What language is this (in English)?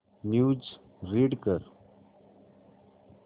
Marathi